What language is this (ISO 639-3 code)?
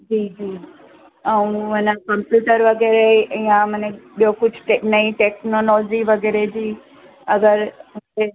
snd